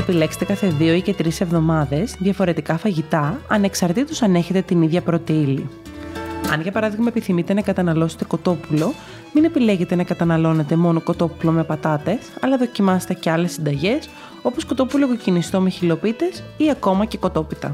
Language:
Greek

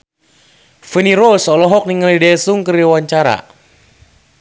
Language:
Sundanese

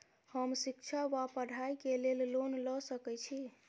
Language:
Maithili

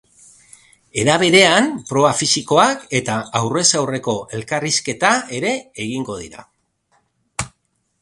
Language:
Basque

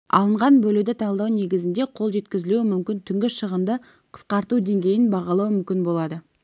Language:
Kazakh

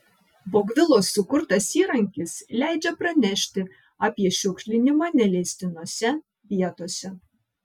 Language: Lithuanian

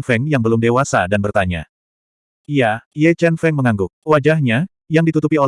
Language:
Indonesian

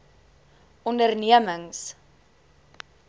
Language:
Afrikaans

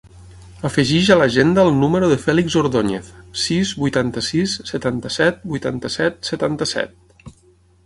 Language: Catalan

